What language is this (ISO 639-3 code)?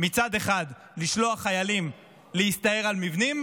heb